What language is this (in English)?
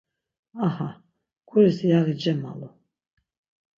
Laz